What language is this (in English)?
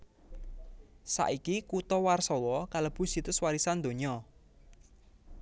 Javanese